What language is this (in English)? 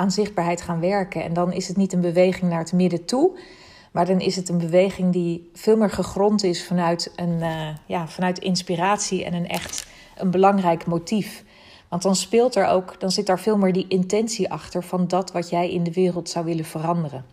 Dutch